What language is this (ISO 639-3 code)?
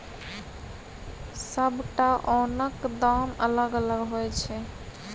mai